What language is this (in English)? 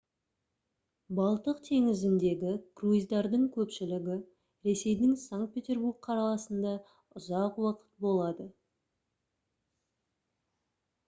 Kazakh